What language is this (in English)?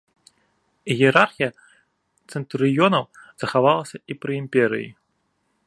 Belarusian